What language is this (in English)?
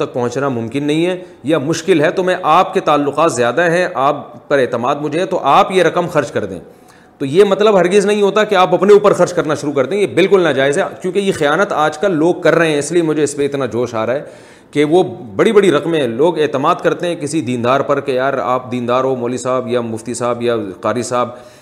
Urdu